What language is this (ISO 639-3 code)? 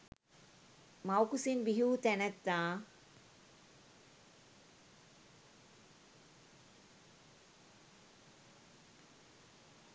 sin